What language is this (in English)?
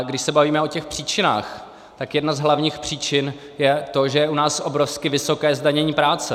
Czech